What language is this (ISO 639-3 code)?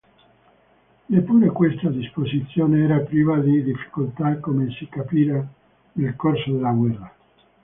ita